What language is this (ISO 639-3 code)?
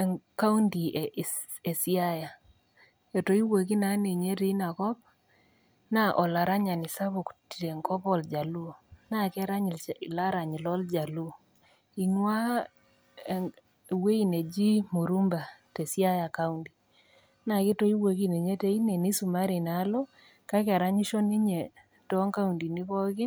mas